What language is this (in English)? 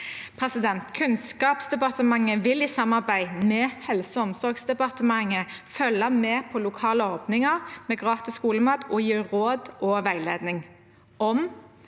Norwegian